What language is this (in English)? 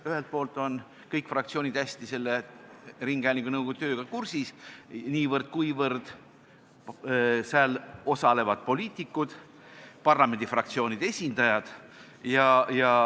Estonian